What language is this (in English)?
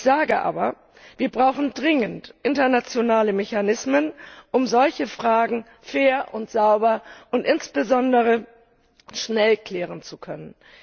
German